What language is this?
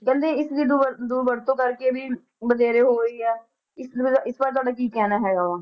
Punjabi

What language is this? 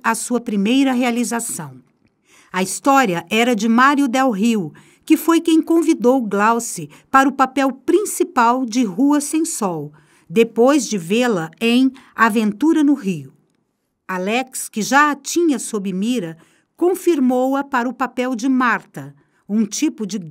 Portuguese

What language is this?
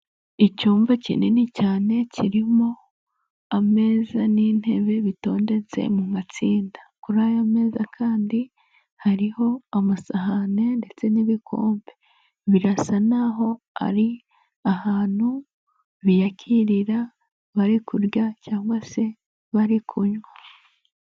Kinyarwanda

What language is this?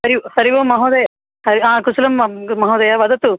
Sanskrit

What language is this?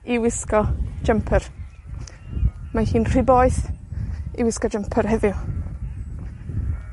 Welsh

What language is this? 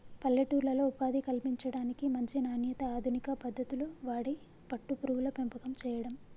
Telugu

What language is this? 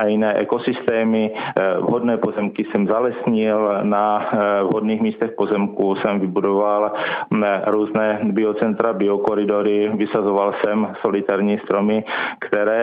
Czech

